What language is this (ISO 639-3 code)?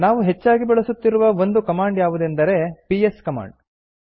kan